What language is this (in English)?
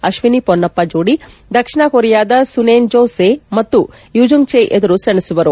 Kannada